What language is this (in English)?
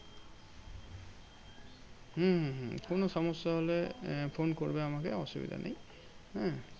Bangla